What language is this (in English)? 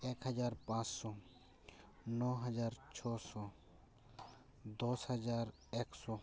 Santali